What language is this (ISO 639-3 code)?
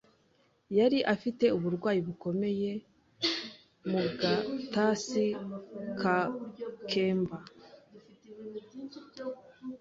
kin